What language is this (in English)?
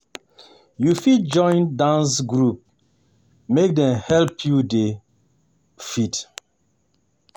Nigerian Pidgin